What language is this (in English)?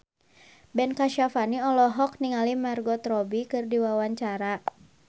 Sundanese